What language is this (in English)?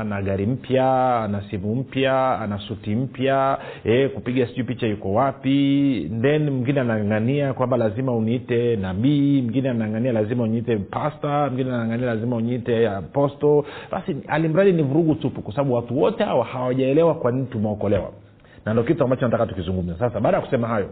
Swahili